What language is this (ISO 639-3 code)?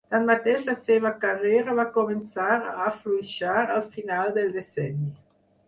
cat